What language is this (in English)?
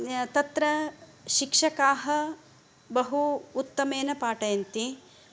Sanskrit